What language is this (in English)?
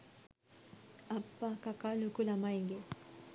Sinhala